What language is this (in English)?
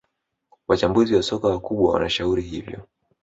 Swahili